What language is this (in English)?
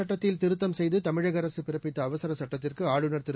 Tamil